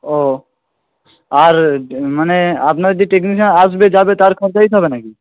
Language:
Bangla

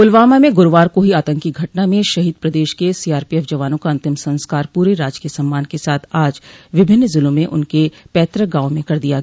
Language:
Hindi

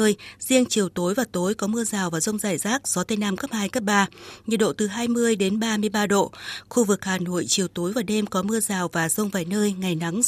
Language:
Vietnamese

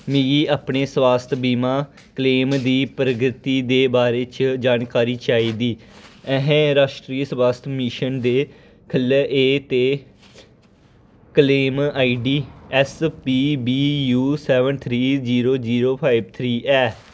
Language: Dogri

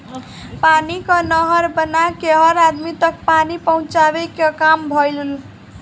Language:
Bhojpuri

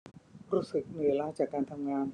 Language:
Thai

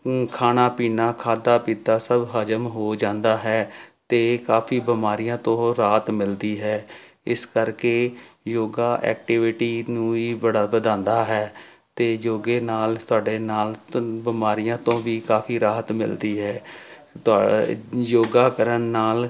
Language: Punjabi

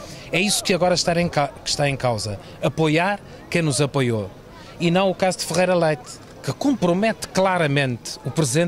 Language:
Portuguese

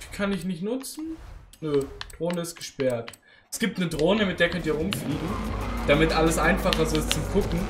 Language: German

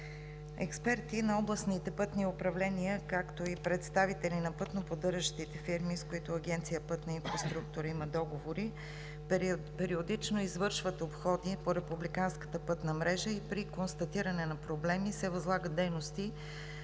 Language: Bulgarian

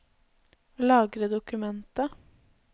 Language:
Norwegian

